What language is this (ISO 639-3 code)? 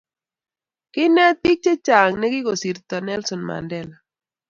kln